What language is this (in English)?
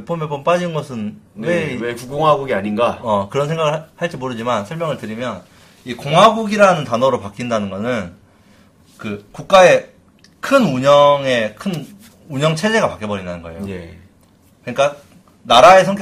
Korean